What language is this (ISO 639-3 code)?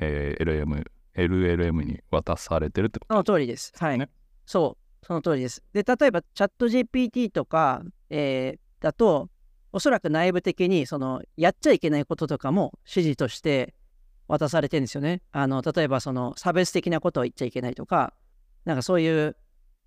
jpn